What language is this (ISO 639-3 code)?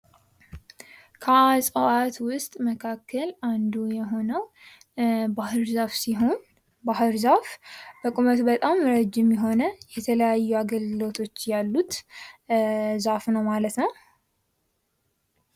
amh